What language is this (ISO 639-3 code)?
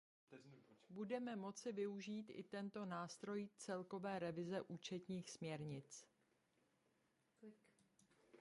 ces